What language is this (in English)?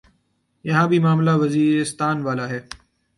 Urdu